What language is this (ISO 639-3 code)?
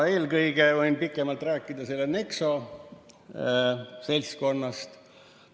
est